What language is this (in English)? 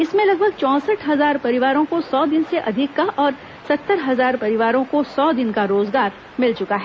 Hindi